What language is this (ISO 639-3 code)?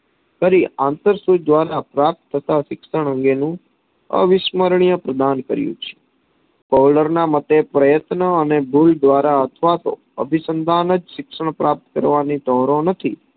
guj